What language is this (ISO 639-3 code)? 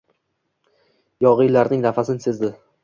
uzb